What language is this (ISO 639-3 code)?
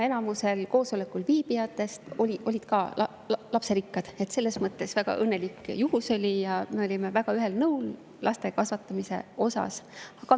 est